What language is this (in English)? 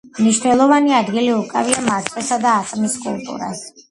Georgian